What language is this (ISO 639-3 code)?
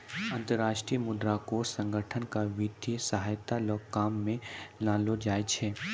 mai